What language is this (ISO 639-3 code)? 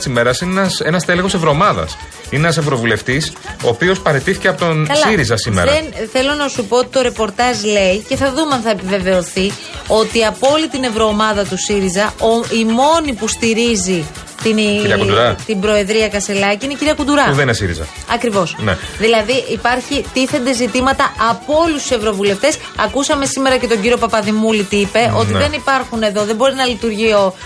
ell